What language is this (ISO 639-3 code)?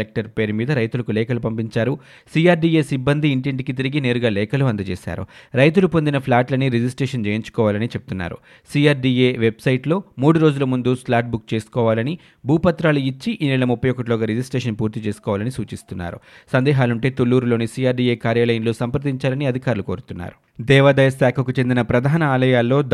tel